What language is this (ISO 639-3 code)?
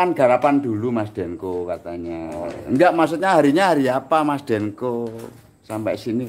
ind